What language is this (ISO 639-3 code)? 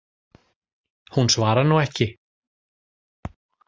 isl